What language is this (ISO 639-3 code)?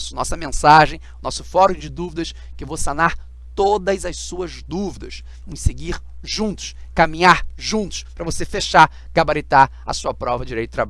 por